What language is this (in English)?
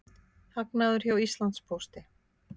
Icelandic